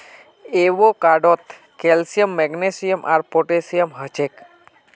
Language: Magahi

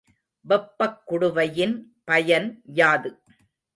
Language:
Tamil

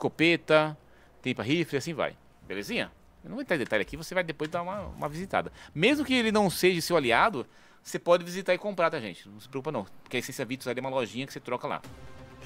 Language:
Portuguese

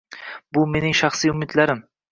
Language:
Uzbek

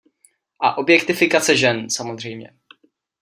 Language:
Czech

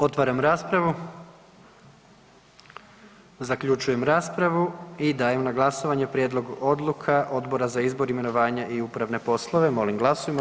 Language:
Croatian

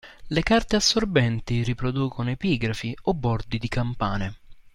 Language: Italian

